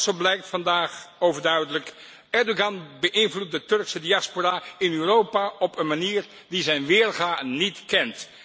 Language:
Dutch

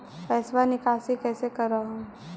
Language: Magahi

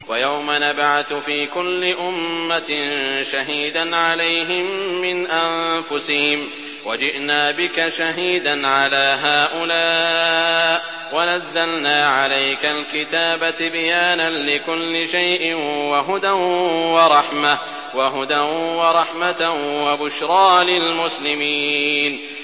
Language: Arabic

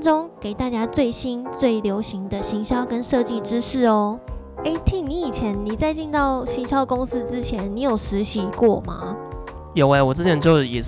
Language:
Chinese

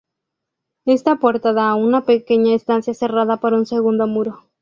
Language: Spanish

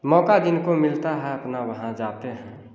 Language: Hindi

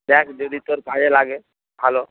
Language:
Bangla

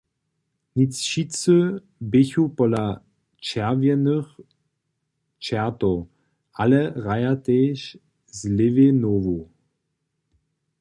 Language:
Upper Sorbian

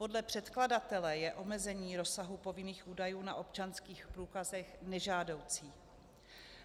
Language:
Czech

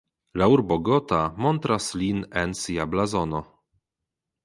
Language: Esperanto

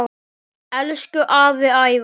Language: Icelandic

